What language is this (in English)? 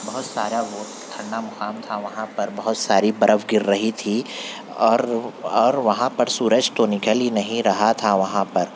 Urdu